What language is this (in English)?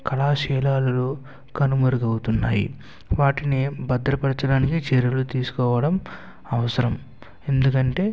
Telugu